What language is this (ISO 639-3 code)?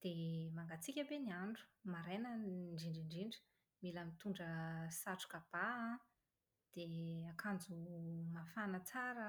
mlg